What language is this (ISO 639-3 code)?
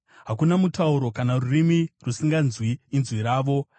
sna